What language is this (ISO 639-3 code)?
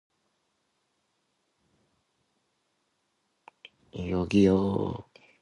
kor